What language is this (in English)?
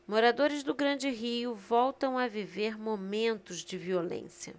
Portuguese